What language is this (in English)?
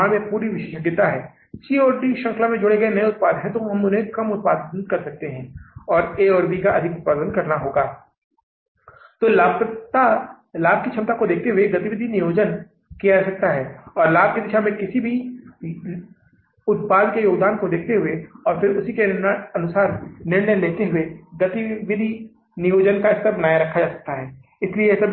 Hindi